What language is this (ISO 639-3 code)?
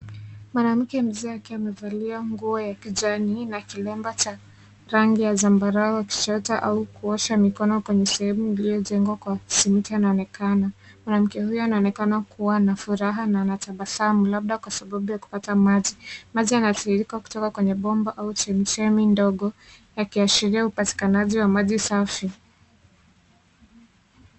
swa